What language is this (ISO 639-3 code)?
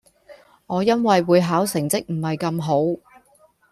yue